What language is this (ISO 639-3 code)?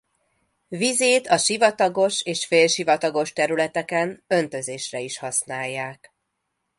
hun